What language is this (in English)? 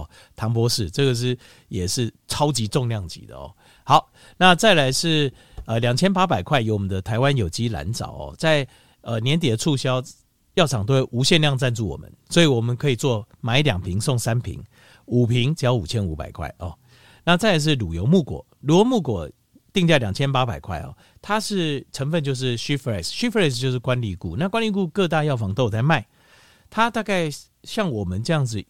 Chinese